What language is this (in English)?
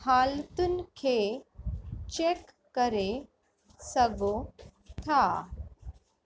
Sindhi